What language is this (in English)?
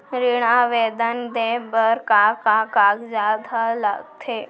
Chhattisgarhi